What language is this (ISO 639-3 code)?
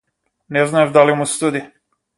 mkd